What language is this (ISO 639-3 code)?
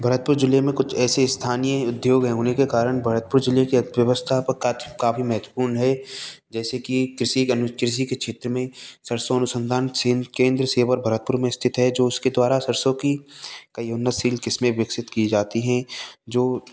hin